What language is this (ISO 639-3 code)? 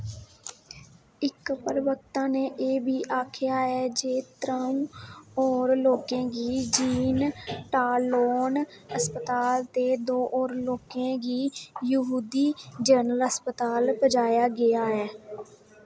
doi